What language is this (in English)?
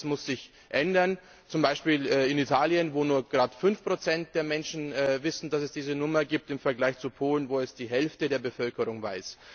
German